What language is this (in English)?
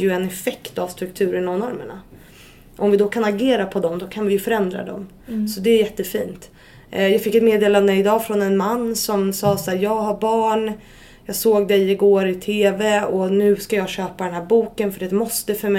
Swedish